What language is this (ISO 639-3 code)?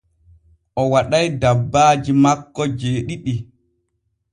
fue